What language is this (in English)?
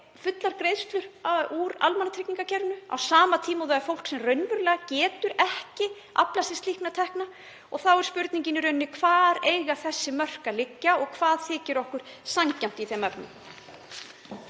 Icelandic